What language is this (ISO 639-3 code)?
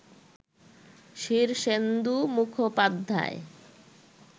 ben